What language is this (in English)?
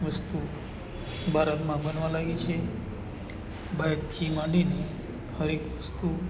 Gujarati